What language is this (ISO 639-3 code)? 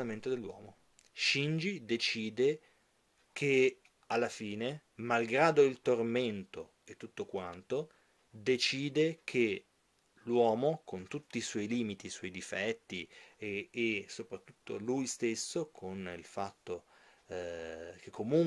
ita